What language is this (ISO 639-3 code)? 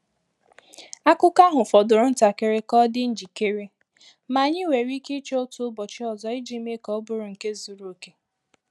ibo